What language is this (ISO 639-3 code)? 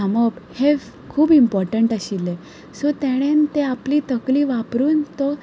kok